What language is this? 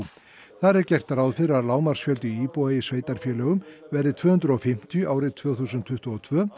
Icelandic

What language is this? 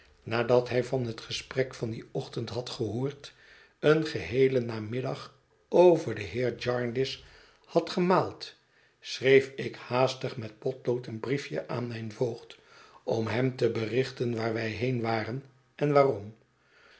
Dutch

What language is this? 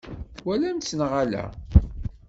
Kabyle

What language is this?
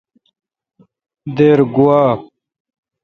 Kalkoti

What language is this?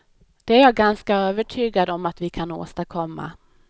Swedish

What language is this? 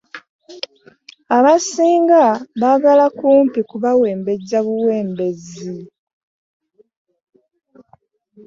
Ganda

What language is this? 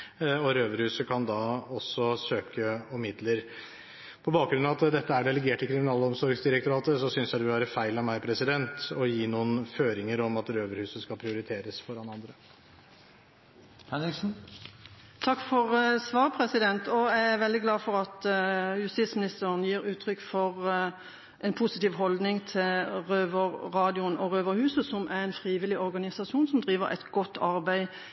Norwegian Bokmål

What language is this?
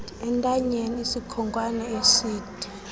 Xhosa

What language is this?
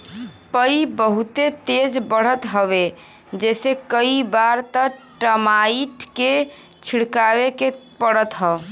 Bhojpuri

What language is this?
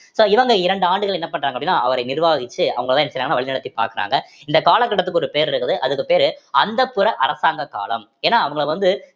Tamil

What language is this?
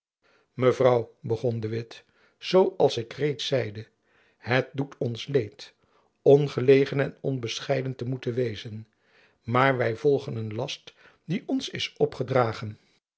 Dutch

